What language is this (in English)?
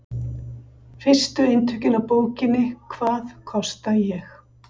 Icelandic